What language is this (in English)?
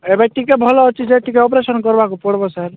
Odia